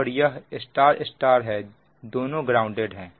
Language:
Hindi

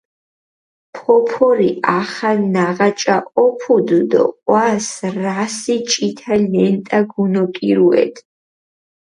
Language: Mingrelian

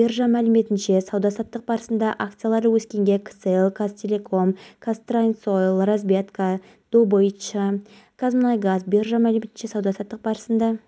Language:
Kazakh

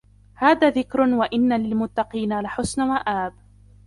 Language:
Arabic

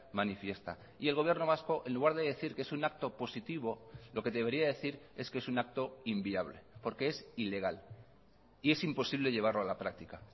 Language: Spanish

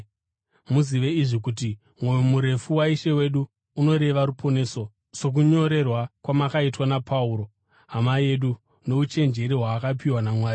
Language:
Shona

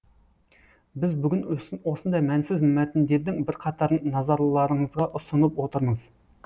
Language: Kazakh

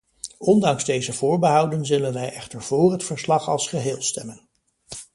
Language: Dutch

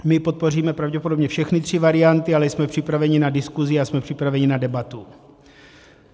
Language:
Czech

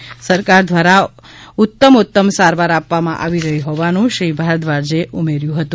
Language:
Gujarati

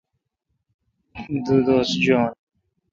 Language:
Kalkoti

